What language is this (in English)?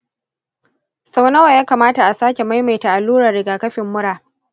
Hausa